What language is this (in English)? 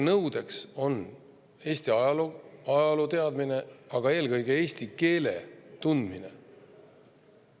Estonian